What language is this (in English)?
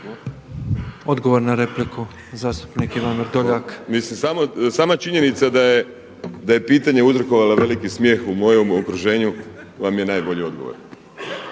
Croatian